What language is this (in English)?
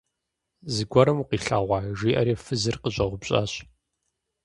Kabardian